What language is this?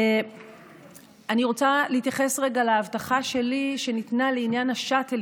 Hebrew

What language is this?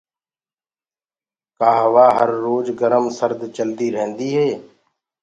Gurgula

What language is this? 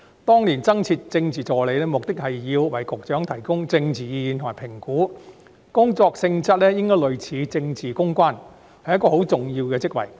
Cantonese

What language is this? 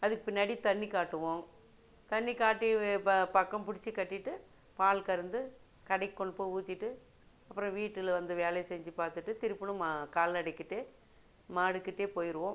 Tamil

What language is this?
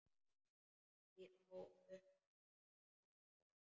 Icelandic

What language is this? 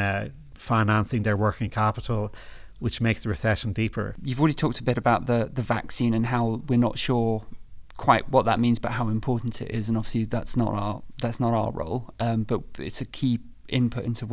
English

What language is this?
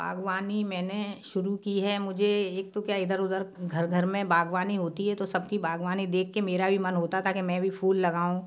Hindi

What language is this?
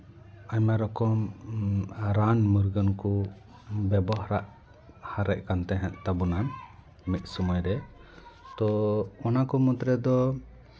Santali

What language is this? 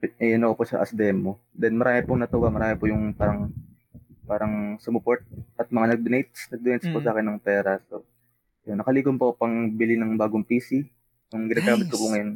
Filipino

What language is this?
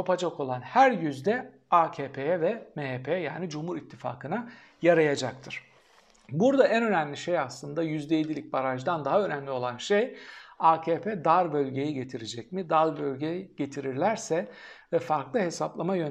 Turkish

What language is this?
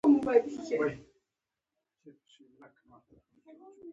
Pashto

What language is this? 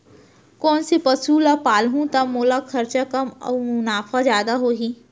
Chhattisgarhi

